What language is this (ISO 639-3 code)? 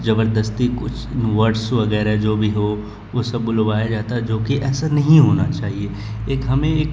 urd